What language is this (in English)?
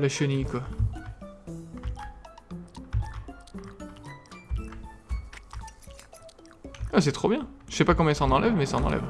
French